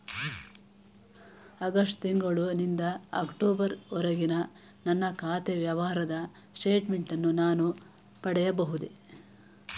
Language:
Kannada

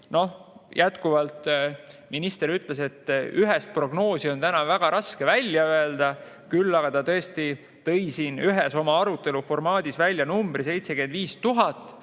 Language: Estonian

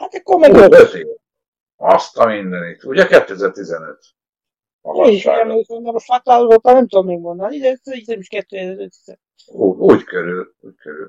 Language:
Hungarian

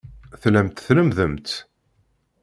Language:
Kabyle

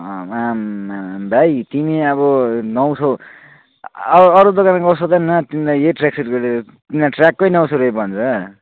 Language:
Nepali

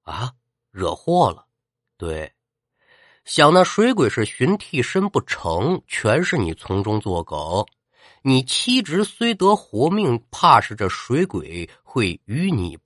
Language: Chinese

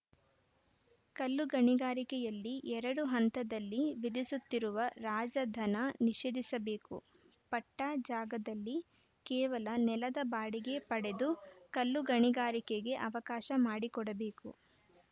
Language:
Kannada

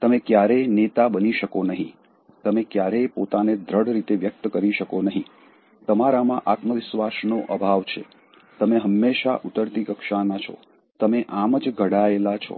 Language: Gujarati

